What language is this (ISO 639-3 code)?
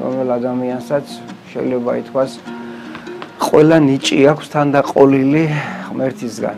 ron